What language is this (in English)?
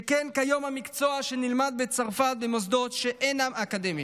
Hebrew